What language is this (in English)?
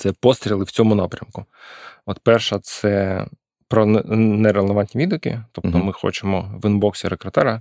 Ukrainian